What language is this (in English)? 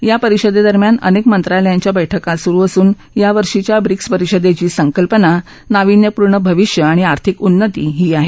Marathi